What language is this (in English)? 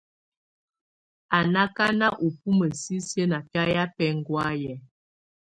Tunen